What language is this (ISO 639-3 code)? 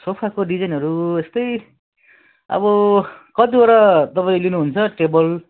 nep